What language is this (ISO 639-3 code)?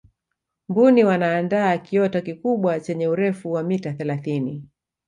swa